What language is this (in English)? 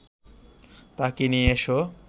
Bangla